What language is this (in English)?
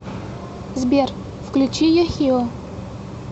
Russian